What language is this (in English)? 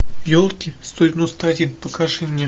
Russian